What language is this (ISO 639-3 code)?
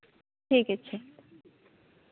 sat